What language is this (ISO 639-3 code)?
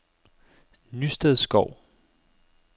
dan